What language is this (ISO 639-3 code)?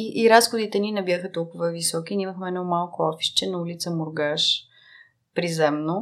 bul